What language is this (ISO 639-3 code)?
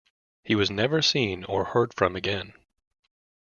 eng